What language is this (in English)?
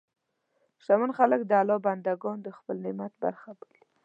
Pashto